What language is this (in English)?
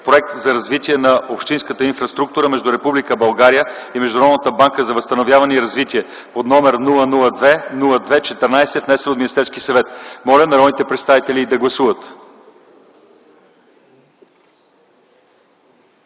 Bulgarian